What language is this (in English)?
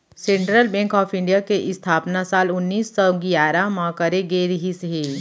Chhattisgarhi